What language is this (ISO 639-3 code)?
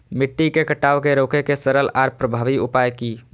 mai